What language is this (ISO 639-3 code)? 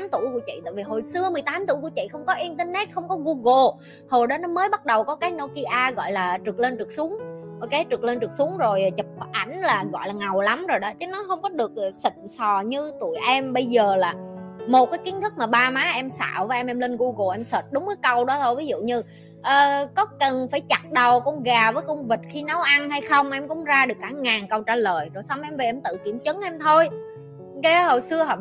vie